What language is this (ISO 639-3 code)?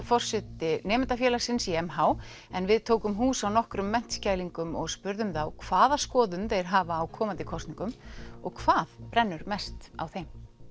isl